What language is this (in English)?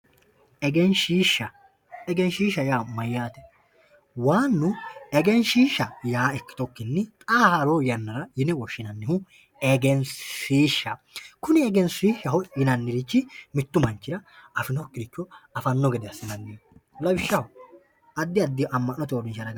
Sidamo